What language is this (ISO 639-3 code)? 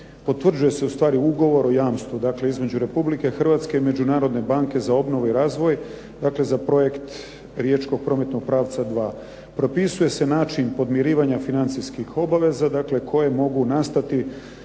hrv